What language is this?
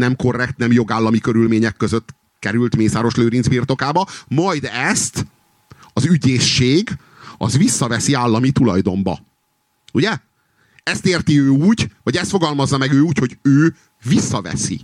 Hungarian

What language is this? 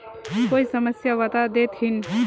Magahi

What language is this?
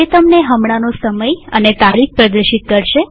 Gujarati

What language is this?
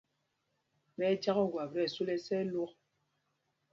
Mpumpong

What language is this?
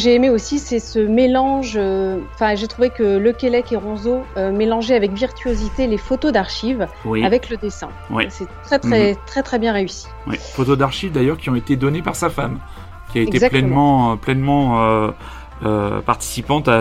French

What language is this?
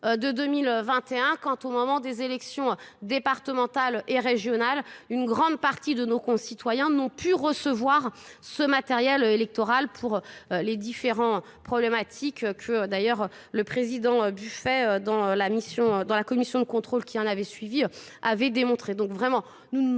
French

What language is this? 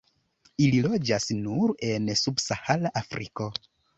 Esperanto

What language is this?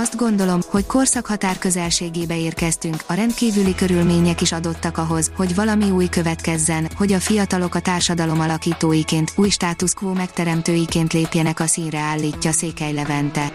Hungarian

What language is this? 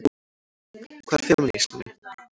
Icelandic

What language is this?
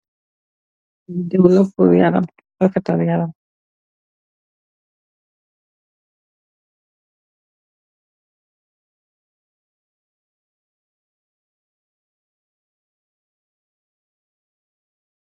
Wolof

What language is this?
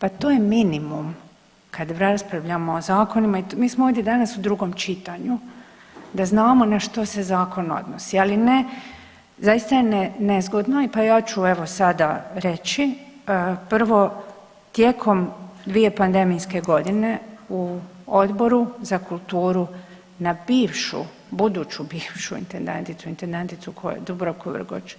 Croatian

